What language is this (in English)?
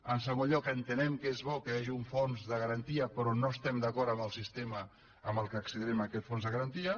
Catalan